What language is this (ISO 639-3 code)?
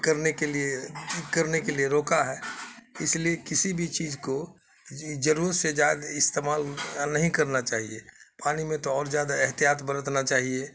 urd